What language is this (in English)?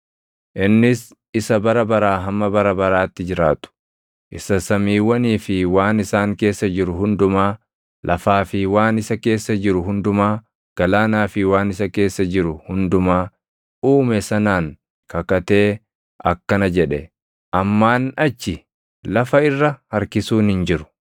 Oromo